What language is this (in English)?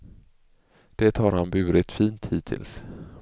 Swedish